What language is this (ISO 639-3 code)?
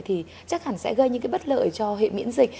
vie